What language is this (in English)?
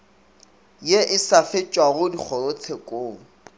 Northern Sotho